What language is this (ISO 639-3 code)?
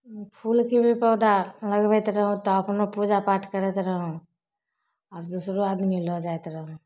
mai